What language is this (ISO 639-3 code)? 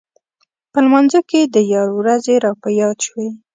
pus